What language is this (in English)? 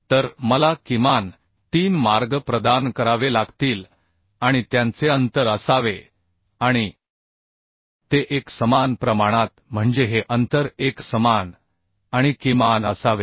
Marathi